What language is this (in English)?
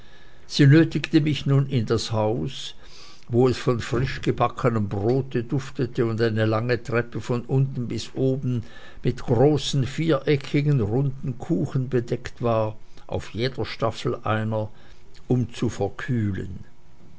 German